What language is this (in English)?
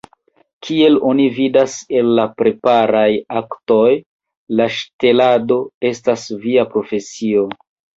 Esperanto